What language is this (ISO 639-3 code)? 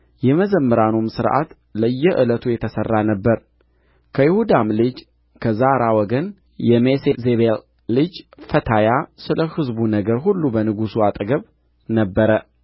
amh